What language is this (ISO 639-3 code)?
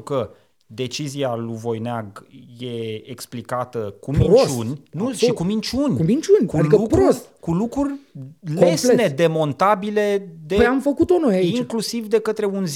ron